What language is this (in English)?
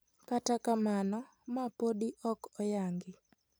Luo (Kenya and Tanzania)